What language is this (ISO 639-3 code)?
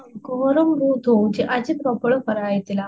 ori